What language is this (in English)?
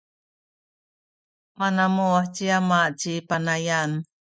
Sakizaya